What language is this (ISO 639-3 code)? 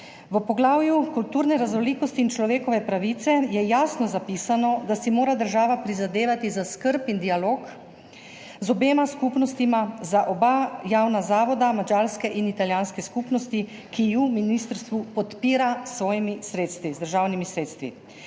slv